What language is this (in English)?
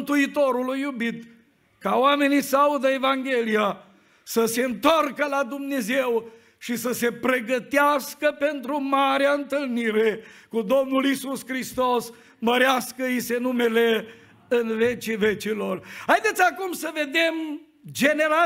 Romanian